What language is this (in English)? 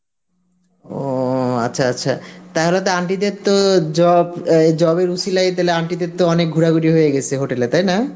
Bangla